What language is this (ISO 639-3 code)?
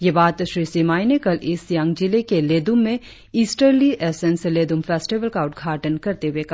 hin